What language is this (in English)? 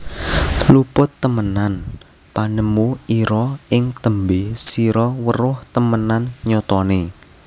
Javanese